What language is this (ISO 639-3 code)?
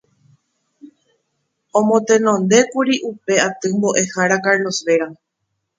grn